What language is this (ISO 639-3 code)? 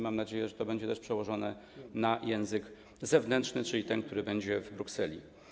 pol